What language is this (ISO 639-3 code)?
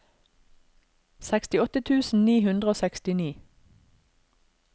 nor